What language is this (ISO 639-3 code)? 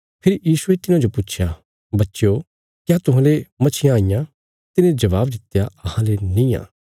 kfs